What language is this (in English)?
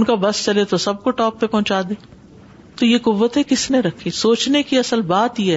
Urdu